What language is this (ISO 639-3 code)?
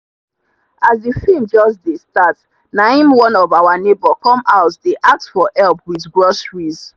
pcm